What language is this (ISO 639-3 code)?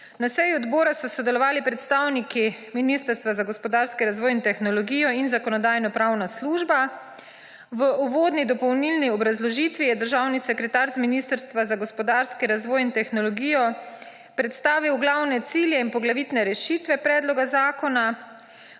slv